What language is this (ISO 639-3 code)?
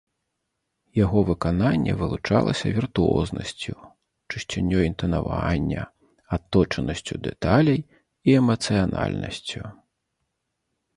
bel